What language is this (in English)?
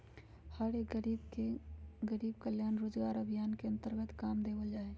Magahi